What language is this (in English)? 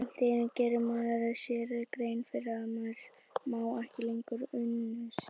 Icelandic